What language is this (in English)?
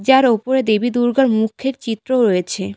Bangla